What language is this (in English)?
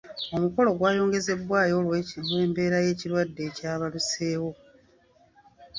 Ganda